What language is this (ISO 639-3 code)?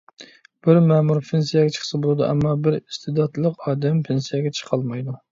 uig